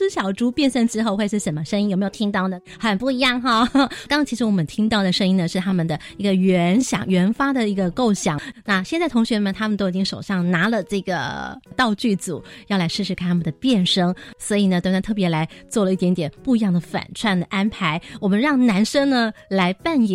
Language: Chinese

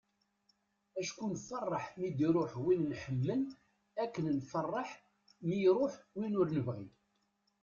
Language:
Kabyle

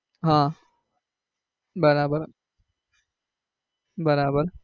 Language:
Gujarati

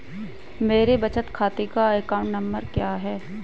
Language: Hindi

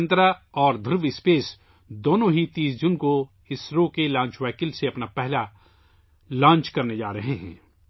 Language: Urdu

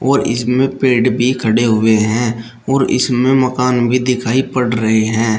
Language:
Hindi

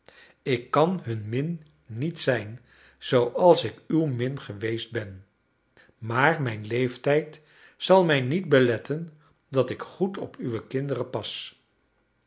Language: Dutch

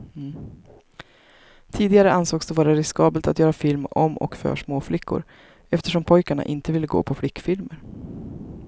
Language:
Swedish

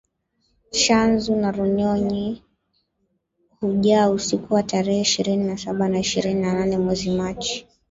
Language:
Swahili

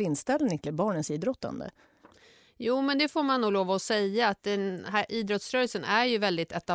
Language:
Swedish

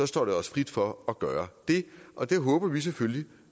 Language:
Danish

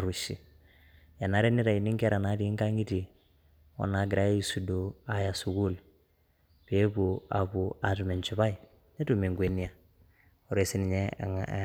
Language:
Masai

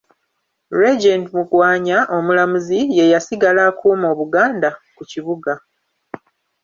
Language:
Ganda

